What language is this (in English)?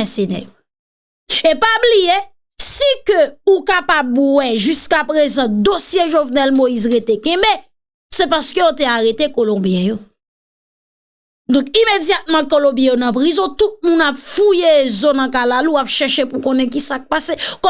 French